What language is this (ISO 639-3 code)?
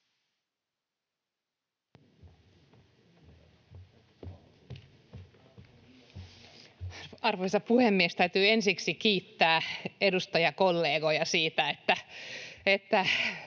fin